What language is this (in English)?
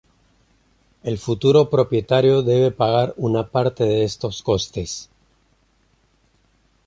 Spanish